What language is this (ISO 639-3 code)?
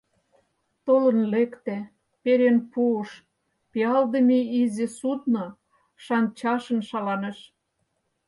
chm